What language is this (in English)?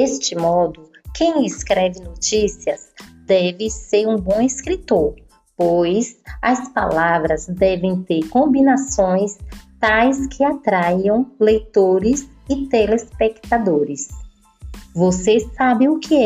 Portuguese